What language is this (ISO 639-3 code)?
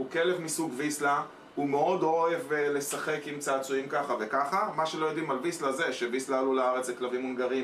heb